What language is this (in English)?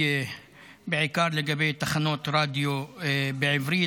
Hebrew